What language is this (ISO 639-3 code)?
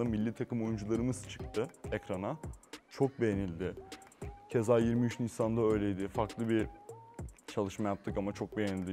tur